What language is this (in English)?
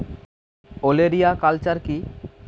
Bangla